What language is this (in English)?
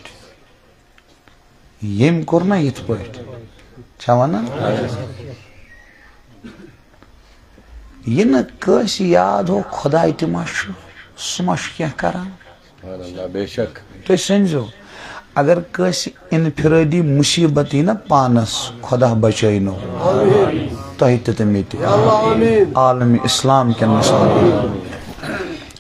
Turkish